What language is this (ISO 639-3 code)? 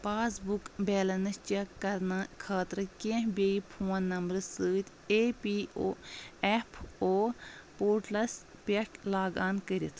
kas